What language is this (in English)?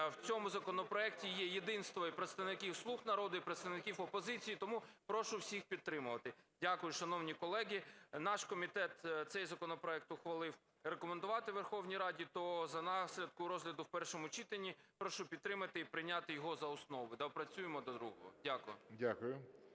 Ukrainian